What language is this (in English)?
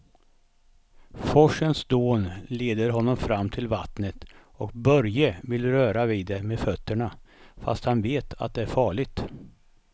Swedish